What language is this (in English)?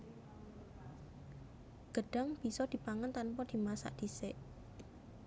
Javanese